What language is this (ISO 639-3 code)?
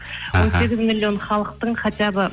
kaz